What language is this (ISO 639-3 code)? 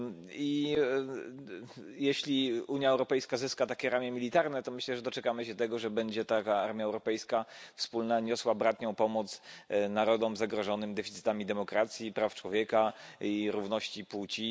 pol